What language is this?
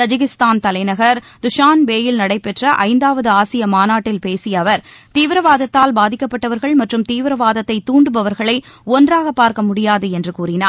Tamil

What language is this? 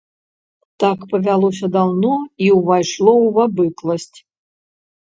Belarusian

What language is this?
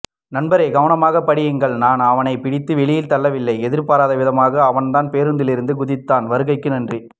Tamil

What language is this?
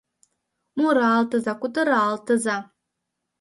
Mari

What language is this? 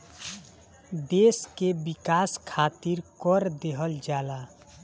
Bhojpuri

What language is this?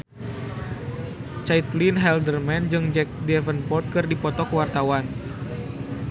Sundanese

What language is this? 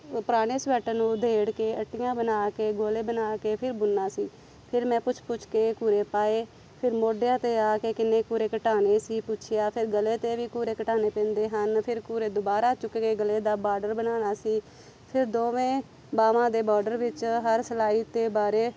Punjabi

